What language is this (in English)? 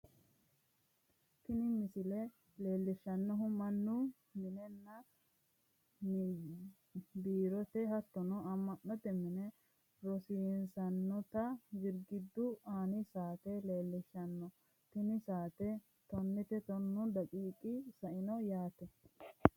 Sidamo